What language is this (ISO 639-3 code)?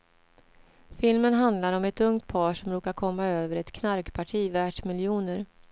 swe